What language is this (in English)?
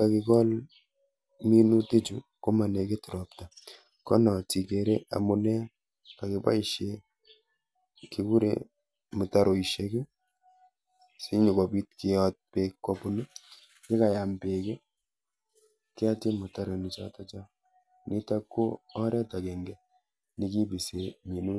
Kalenjin